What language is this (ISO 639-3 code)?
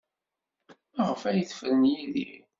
kab